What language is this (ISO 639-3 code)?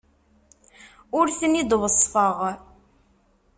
kab